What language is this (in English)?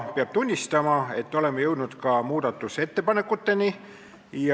Estonian